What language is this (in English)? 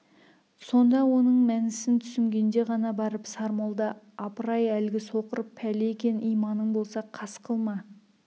Kazakh